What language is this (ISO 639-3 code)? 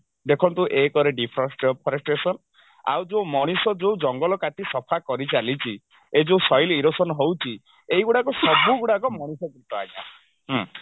ori